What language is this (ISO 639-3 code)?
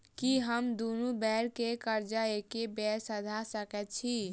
mai